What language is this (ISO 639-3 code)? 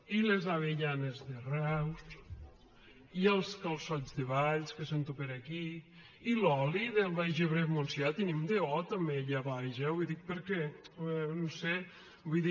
cat